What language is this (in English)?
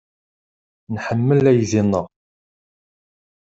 Kabyle